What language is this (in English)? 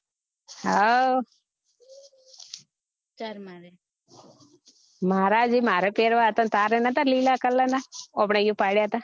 Gujarati